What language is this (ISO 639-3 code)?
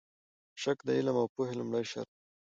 pus